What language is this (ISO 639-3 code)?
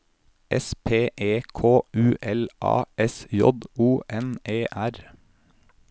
nor